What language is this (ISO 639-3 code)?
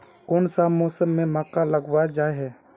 mag